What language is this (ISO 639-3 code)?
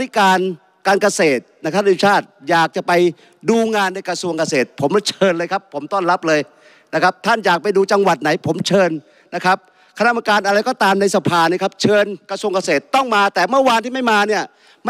tha